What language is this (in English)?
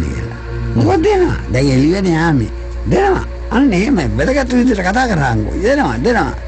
Indonesian